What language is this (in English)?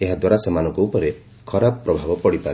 Odia